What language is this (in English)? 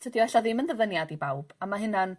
Welsh